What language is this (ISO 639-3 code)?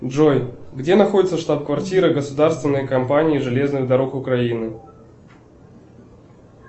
rus